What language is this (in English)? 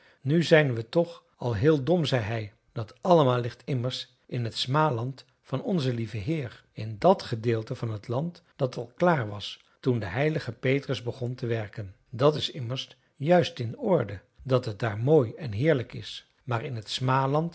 Dutch